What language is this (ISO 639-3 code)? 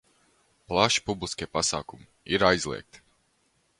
lav